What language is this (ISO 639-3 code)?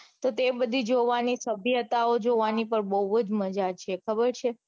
guj